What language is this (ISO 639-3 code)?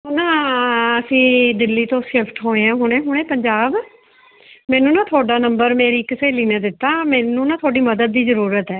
pan